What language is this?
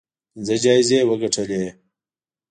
Pashto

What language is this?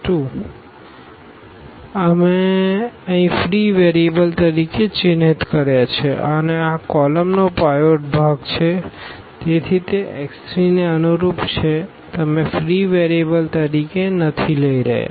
Gujarati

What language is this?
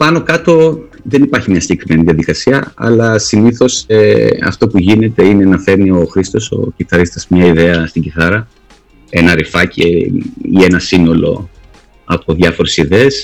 Greek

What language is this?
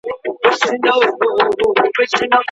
Pashto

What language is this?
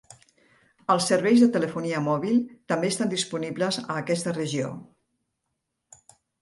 Catalan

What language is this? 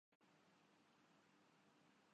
Urdu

